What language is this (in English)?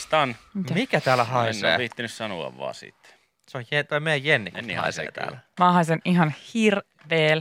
Finnish